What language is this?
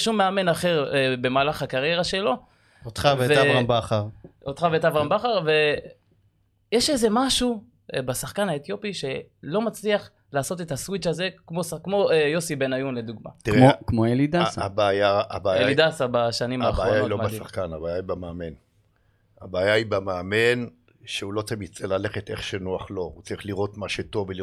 Hebrew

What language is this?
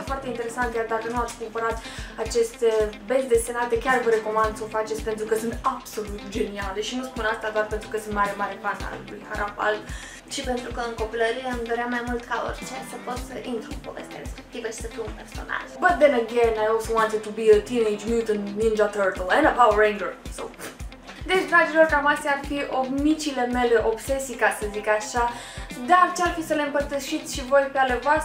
Romanian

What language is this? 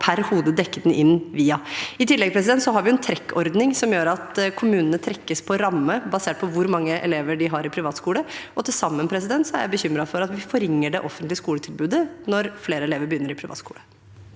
Norwegian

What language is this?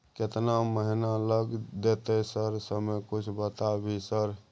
Maithili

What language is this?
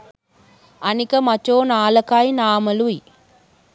Sinhala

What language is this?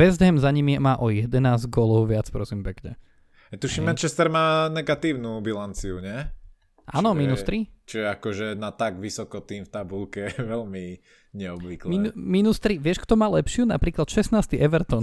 Slovak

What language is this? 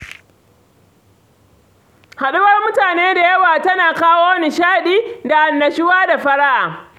Hausa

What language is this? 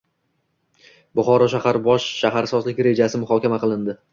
Uzbek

